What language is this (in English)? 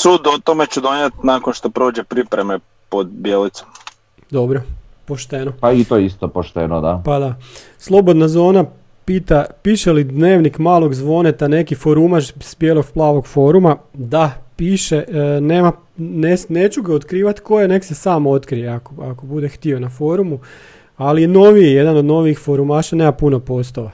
Croatian